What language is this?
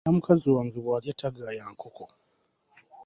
Ganda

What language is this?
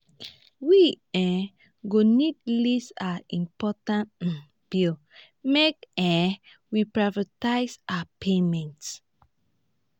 Nigerian Pidgin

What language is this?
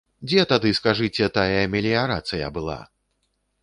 Belarusian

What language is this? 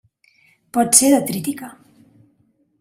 Catalan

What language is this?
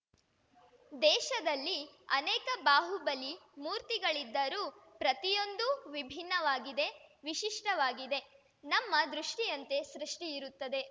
Kannada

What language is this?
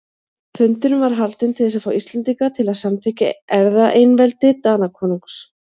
Icelandic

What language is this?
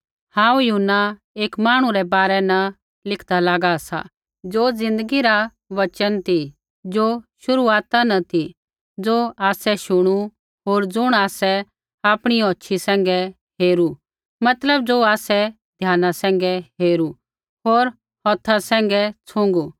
Kullu Pahari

